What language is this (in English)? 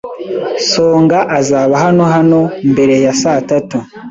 Kinyarwanda